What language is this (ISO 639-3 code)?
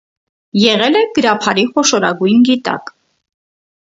hye